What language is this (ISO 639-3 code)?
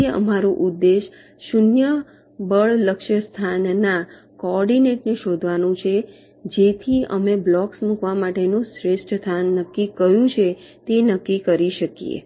guj